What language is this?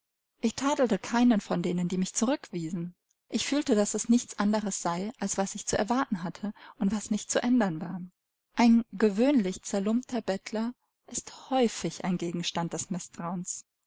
German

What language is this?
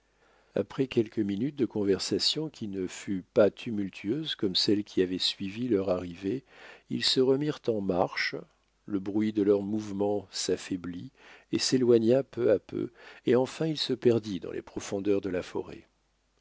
French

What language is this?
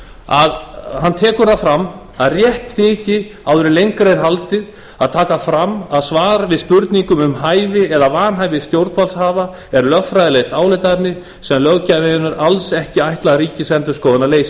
Icelandic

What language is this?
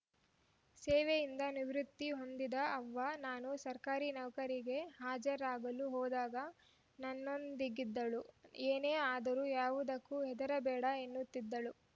Kannada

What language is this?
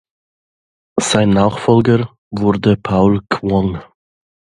German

